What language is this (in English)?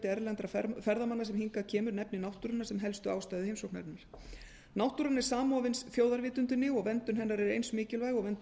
Icelandic